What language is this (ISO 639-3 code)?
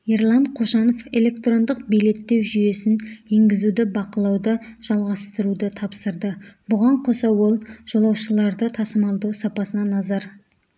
kaz